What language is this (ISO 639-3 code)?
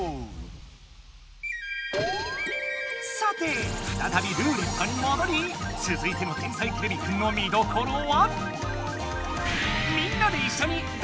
jpn